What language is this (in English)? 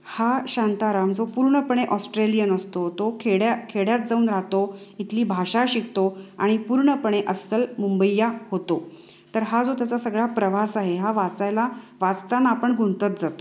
Marathi